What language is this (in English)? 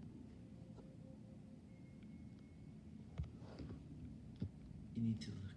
English